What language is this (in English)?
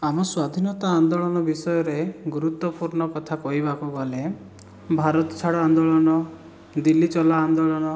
Odia